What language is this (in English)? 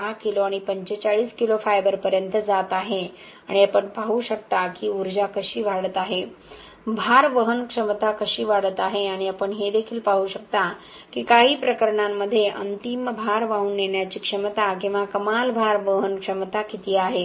Marathi